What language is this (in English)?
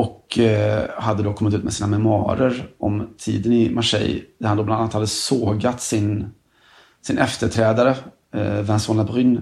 Swedish